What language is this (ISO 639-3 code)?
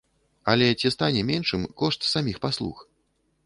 bel